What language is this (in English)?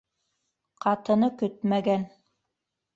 Bashkir